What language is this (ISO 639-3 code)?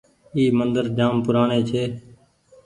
gig